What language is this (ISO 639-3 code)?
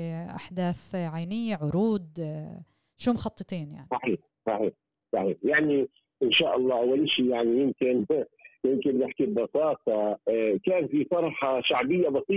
ara